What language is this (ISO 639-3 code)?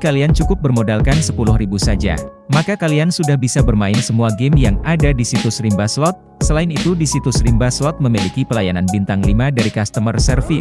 ind